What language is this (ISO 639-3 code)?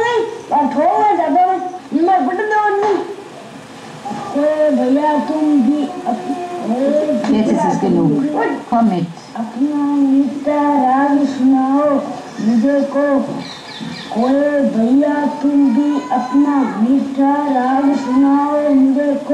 deu